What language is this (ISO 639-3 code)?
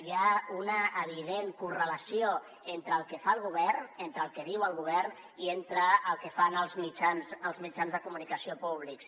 cat